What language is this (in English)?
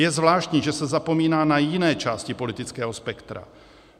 Czech